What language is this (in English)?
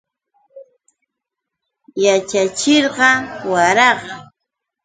Yauyos Quechua